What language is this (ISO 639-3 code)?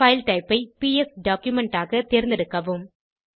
tam